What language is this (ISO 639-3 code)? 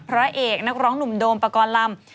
tha